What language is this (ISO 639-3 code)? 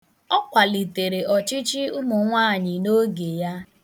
ibo